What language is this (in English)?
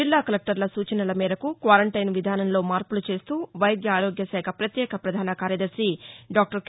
Telugu